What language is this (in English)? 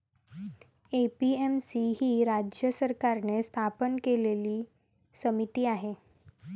Marathi